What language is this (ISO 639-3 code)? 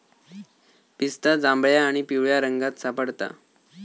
mar